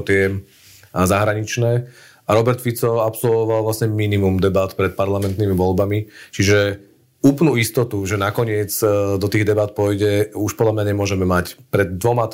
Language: Slovak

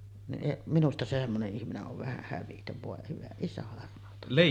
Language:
Finnish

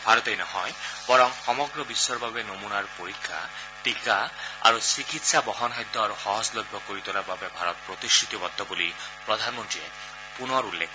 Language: Assamese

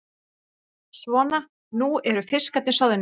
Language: Icelandic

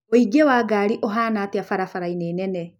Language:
Kikuyu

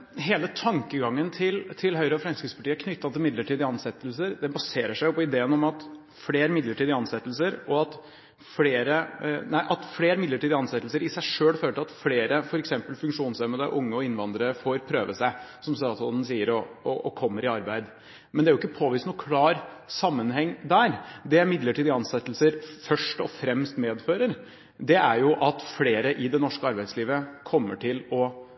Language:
Norwegian Bokmål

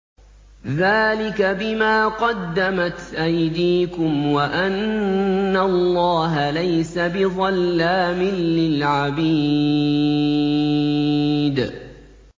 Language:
Arabic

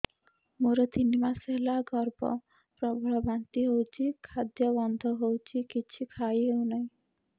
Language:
Odia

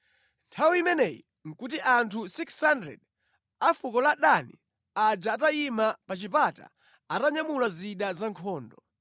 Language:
Nyanja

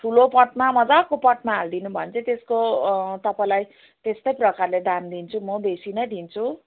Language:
Nepali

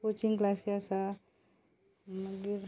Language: Konkani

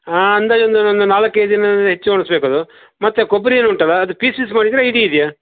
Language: Kannada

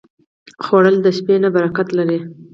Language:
Pashto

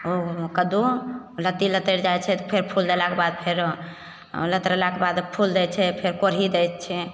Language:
Maithili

